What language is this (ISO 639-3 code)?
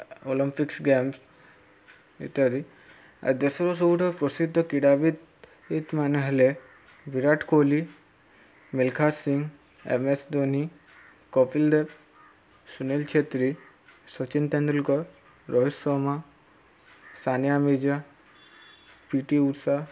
ori